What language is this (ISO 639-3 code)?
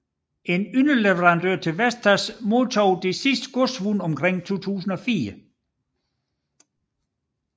dan